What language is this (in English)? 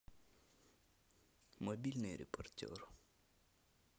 Russian